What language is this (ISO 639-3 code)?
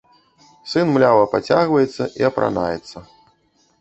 bel